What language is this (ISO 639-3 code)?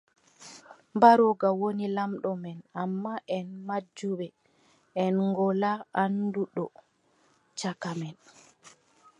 fub